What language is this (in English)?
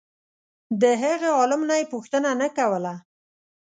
Pashto